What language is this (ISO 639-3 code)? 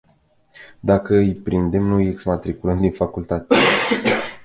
ron